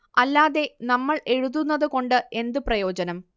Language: Malayalam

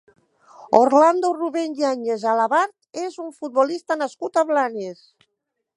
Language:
Catalan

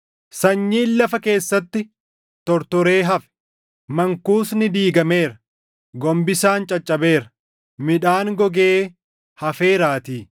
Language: Oromo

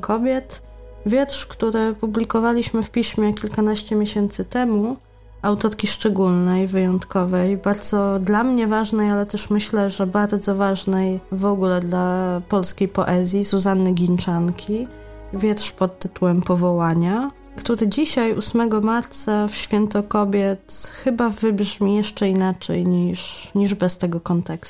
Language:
Polish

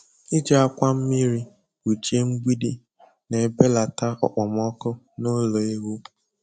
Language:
Igbo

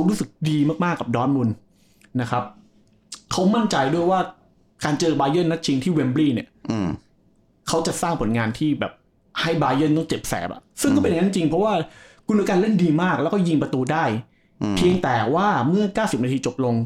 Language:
Thai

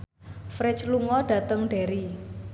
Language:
Javanese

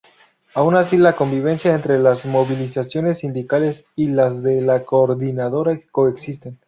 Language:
Spanish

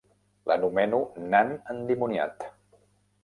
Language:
Catalan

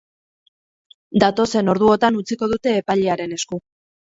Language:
Basque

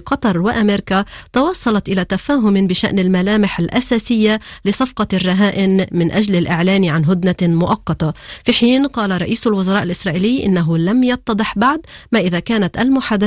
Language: Arabic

